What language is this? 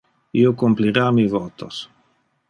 Interlingua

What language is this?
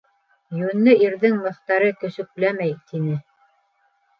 Bashkir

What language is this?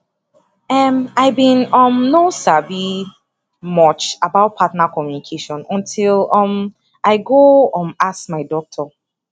Nigerian Pidgin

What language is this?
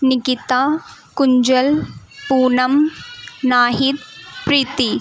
Urdu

